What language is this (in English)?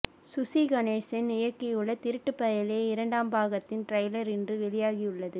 Tamil